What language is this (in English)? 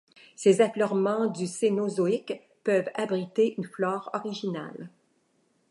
French